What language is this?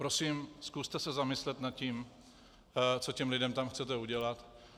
Czech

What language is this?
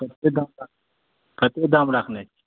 Maithili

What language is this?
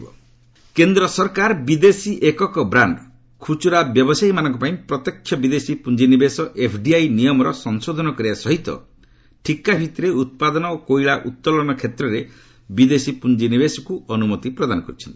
Odia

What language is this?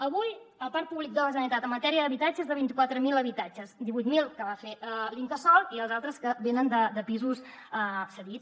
Catalan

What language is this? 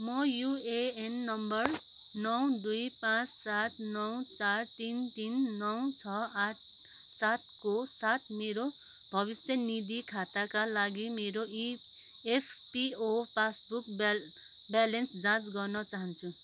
Nepali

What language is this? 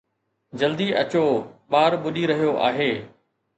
Sindhi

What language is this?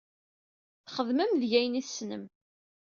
Kabyle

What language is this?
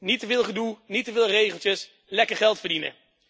Dutch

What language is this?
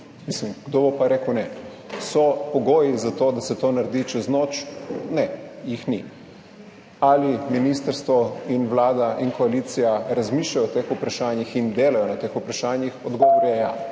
Slovenian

